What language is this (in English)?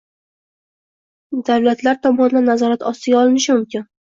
Uzbek